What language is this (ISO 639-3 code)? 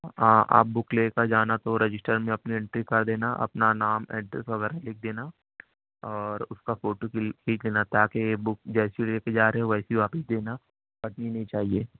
urd